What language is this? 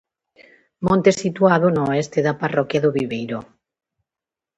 Galician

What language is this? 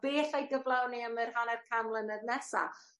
Welsh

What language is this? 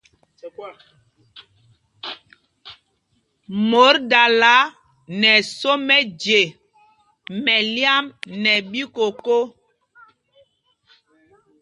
Mpumpong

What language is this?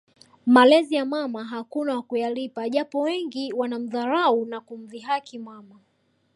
Swahili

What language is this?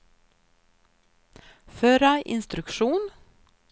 Swedish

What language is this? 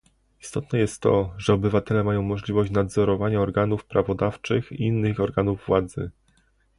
Polish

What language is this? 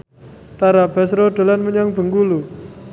Javanese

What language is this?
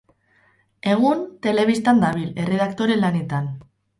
Basque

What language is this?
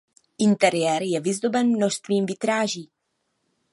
Czech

